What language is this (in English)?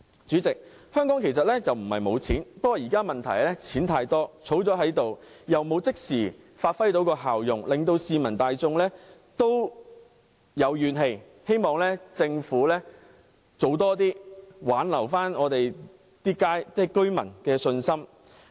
Cantonese